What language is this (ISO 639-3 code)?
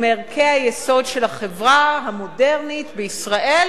heb